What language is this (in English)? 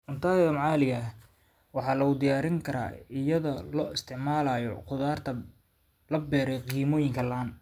Somali